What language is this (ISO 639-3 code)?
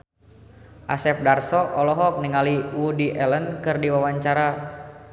sun